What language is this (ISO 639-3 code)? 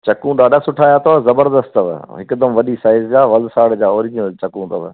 snd